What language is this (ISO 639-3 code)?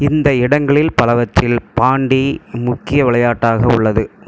tam